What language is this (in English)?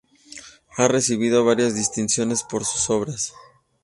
Spanish